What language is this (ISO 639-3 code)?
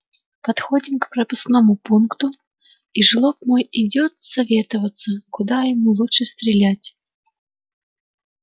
rus